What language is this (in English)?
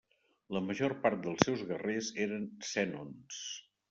Catalan